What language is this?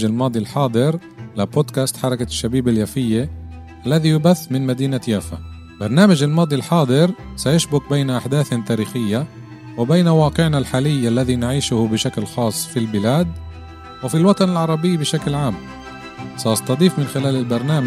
Arabic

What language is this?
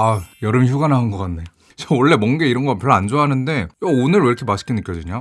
Korean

